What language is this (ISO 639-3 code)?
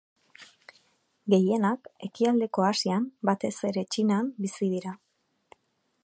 eus